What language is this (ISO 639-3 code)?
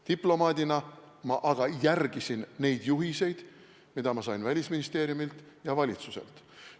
est